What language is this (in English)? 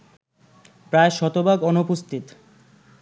Bangla